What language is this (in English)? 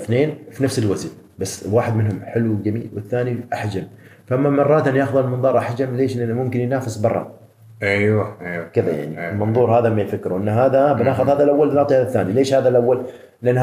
Arabic